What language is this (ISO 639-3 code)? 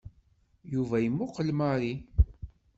kab